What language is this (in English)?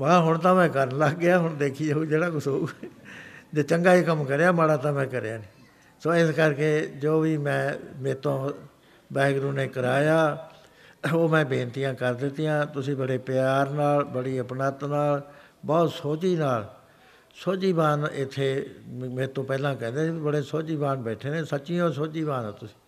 Punjabi